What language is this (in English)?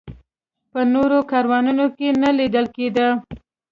Pashto